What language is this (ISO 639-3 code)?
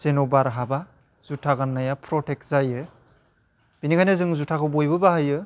brx